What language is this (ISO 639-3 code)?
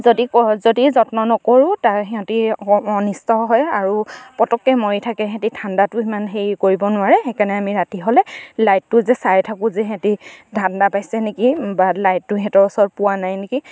asm